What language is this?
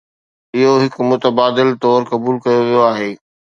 Sindhi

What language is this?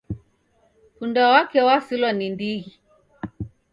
Taita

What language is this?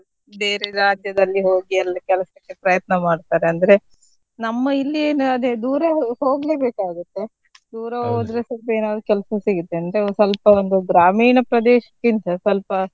Kannada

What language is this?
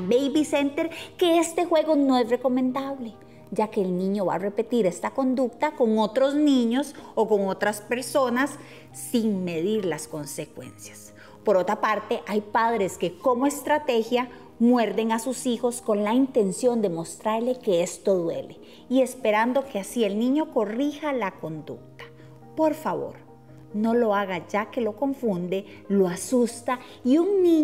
Spanish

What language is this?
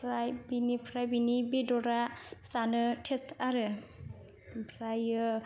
Bodo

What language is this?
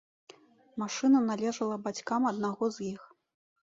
Belarusian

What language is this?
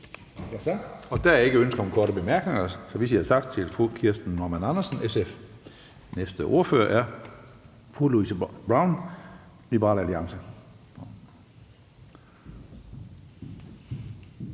Danish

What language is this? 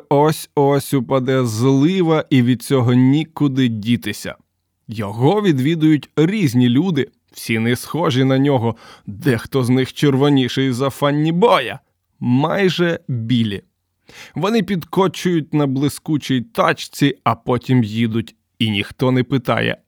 Ukrainian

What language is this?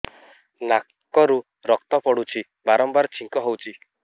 Odia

